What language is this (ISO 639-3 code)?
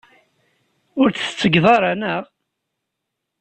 kab